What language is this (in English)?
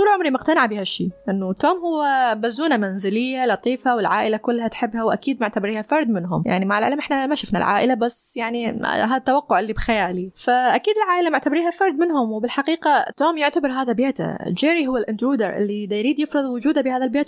Arabic